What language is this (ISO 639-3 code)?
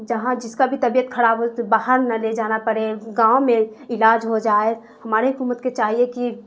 urd